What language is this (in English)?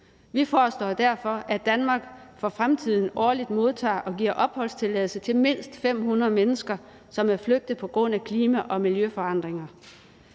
Danish